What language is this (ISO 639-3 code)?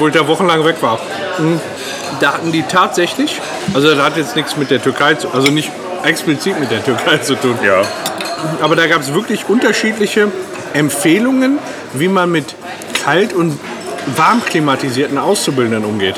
deu